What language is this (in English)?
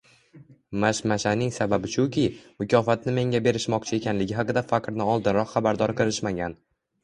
Uzbek